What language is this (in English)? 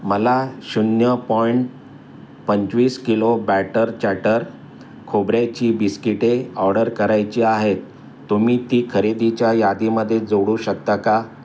Marathi